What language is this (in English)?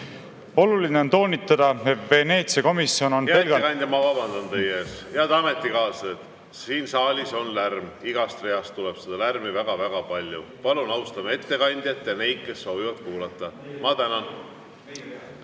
Estonian